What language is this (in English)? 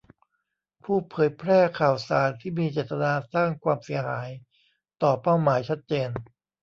Thai